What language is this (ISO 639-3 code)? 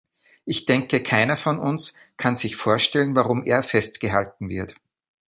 deu